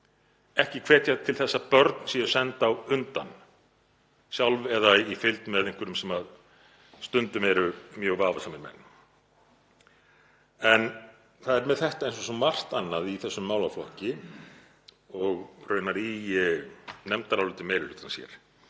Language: Icelandic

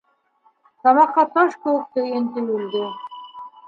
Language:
Bashkir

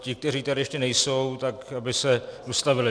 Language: Czech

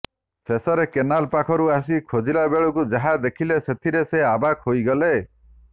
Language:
Odia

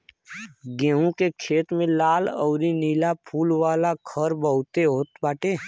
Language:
Bhojpuri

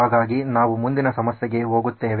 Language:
Kannada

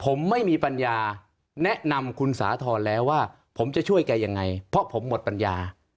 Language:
Thai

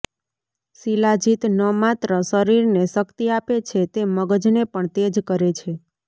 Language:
Gujarati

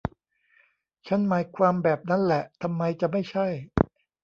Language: Thai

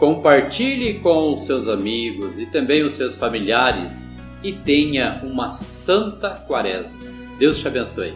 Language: Portuguese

